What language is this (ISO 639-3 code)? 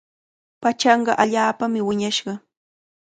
qvl